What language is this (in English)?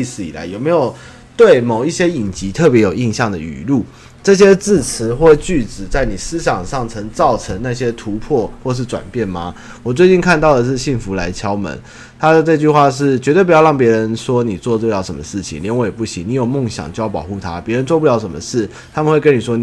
Chinese